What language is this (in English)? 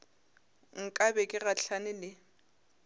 Northern Sotho